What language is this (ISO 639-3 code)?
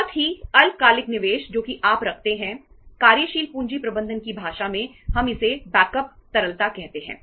hin